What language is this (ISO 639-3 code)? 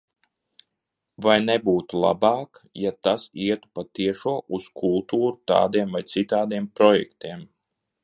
lav